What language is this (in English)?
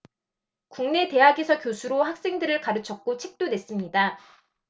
Korean